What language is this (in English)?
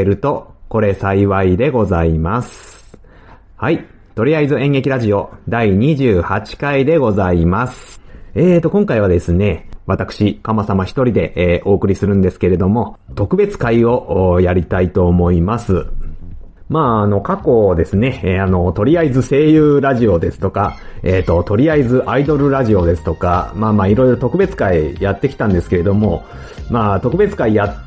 Japanese